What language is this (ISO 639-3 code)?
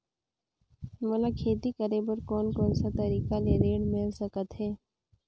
hne